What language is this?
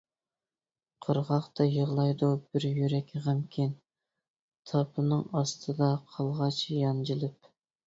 Uyghur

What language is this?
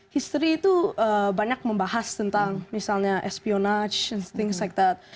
Indonesian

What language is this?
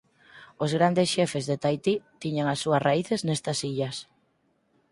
Galician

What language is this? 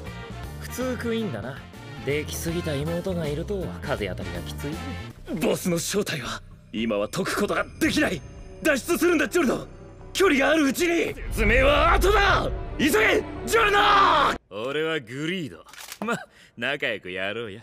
Japanese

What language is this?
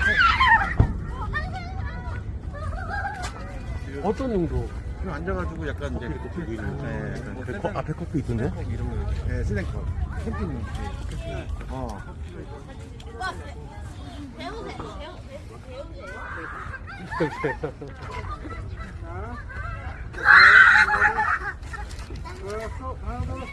Korean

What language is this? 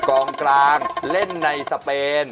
Thai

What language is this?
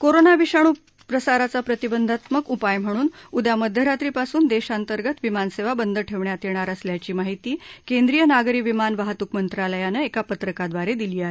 Marathi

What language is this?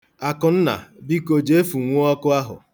Igbo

